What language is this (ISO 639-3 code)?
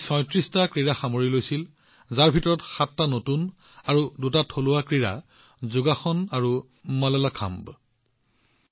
asm